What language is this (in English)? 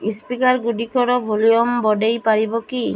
Odia